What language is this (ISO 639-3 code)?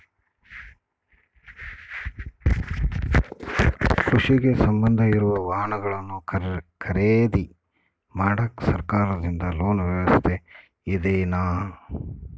kan